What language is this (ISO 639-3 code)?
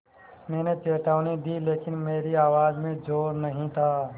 hin